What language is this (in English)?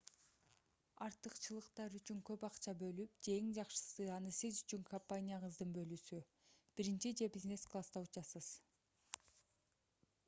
Kyrgyz